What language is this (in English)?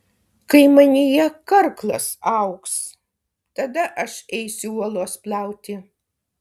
Lithuanian